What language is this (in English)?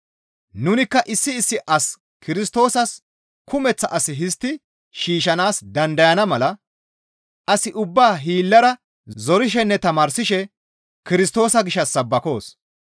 Gamo